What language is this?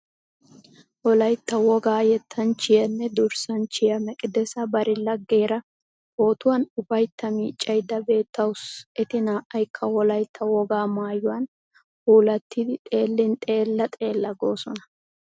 Wolaytta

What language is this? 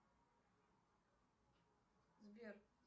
Russian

